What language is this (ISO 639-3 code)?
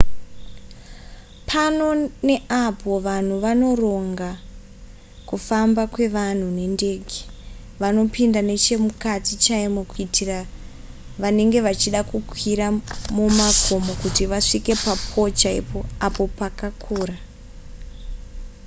sna